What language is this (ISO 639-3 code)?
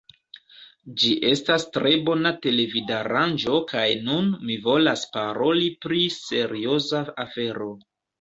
epo